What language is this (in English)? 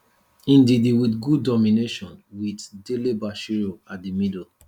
Nigerian Pidgin